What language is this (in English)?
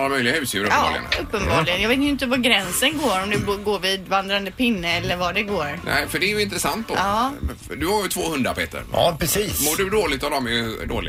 Swedish